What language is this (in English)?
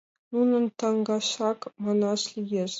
Mari